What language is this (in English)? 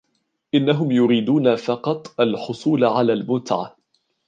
Arabic